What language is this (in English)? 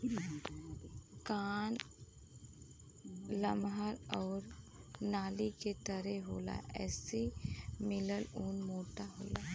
Bhojpuri